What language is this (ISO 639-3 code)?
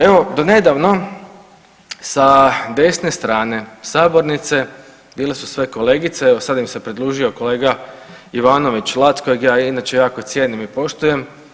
hrv